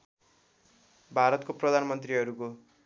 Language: Nepali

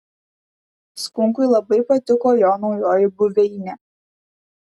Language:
Lithuanian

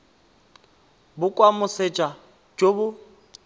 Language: Tswana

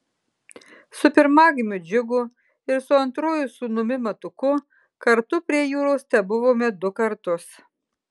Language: Lithuanian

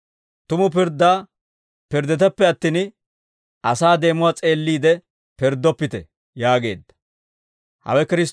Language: Dawro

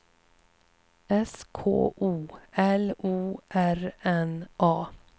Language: Swedish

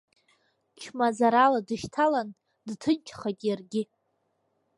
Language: Abkhazian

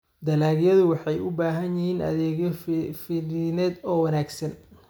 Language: Somali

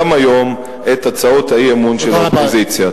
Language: Hebrew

